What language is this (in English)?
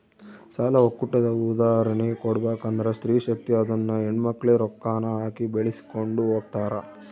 Kannada